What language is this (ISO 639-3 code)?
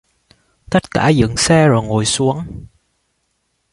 vie